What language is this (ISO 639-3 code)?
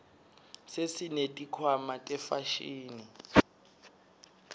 ssw